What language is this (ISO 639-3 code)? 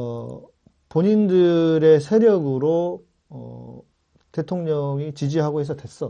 kor